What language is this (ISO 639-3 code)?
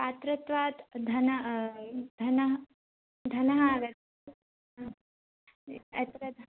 san